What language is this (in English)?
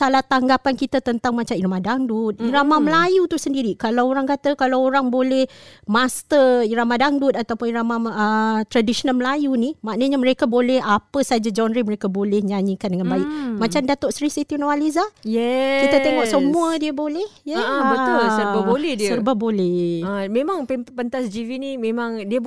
Malay